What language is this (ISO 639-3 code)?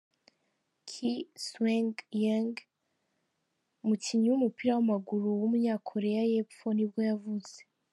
kin